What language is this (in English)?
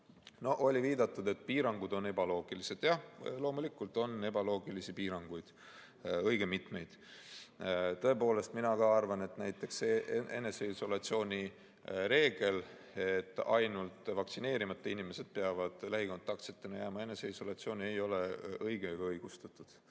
Estonian